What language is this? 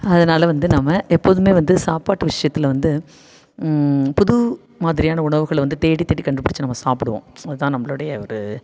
Tamil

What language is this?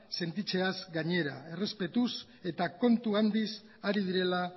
Basque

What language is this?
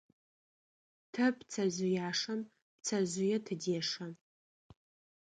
Adyghe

